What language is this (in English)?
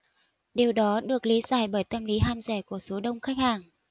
Vietnamese